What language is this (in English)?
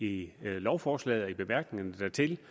Danish